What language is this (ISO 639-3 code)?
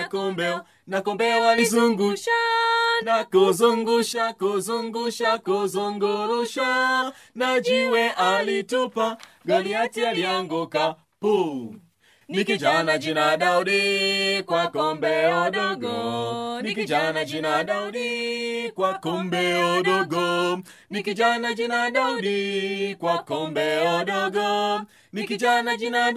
swa